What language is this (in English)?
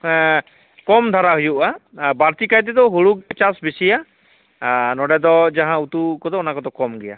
Santali